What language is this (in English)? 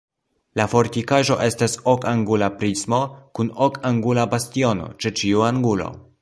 Esperanto